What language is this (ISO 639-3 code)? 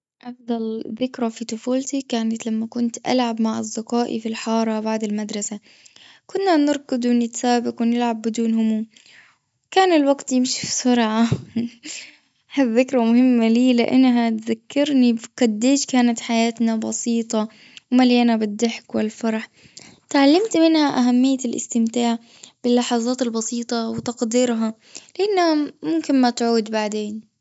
afb